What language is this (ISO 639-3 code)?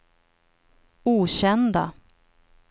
swe